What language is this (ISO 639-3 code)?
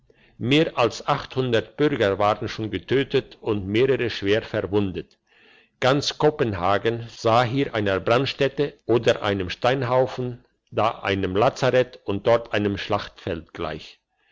deu